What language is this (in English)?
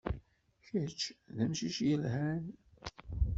Kabyle